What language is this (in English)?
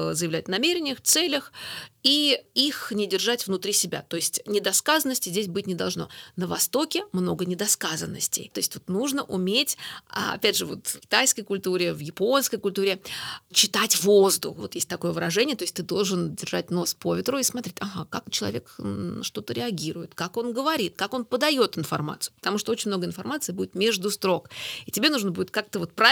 Russian